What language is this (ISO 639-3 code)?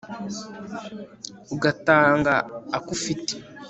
kin